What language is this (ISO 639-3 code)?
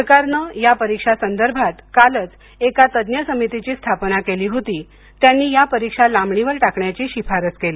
mar